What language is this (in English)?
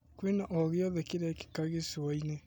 Kikuyu